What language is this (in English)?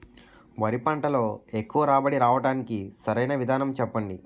Telugu